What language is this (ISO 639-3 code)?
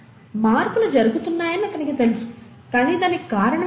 tel